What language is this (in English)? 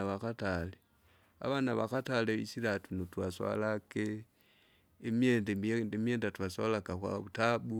Kinga